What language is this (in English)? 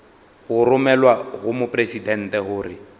Northern Sotho